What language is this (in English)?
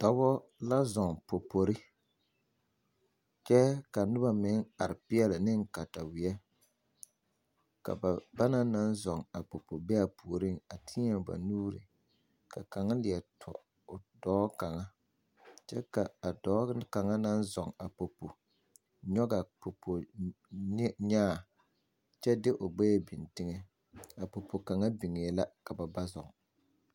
Southern Dagaare